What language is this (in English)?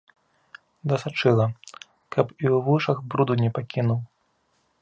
Belarusian